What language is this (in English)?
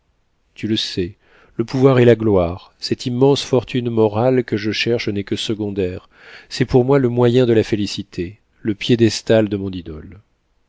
French